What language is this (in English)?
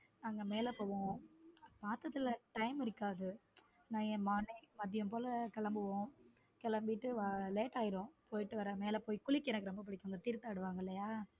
Tamil